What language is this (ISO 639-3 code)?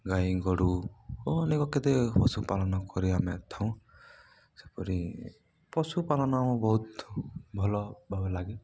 ori